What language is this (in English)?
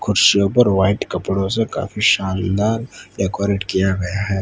Hindi